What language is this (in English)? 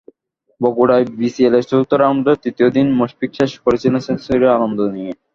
Bangla